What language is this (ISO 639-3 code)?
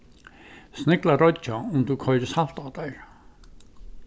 fao